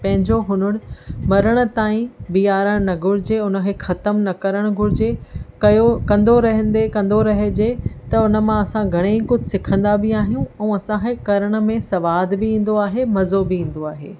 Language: Sindhi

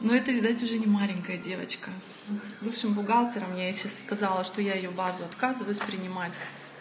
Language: Russian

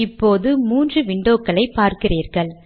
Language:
Tamil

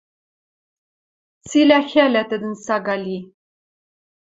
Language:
Western Mari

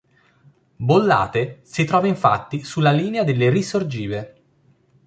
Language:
Italian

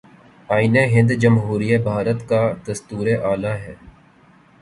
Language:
Urdu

